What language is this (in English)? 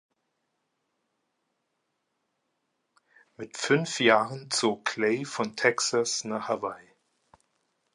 German